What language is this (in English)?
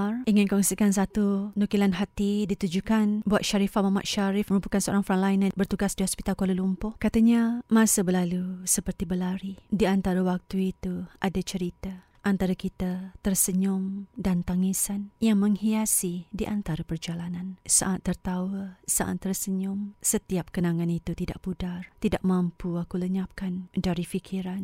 Malay